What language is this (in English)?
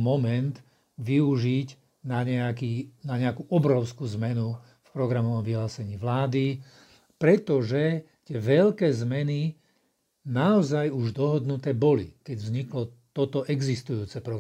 Slovak